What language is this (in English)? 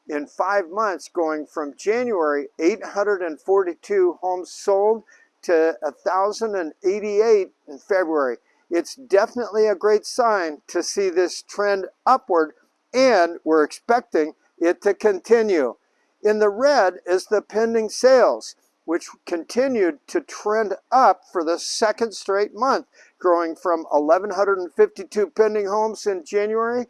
English